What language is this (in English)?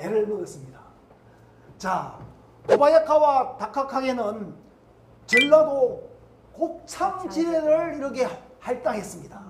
Korean